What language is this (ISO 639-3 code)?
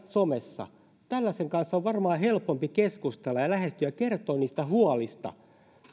fin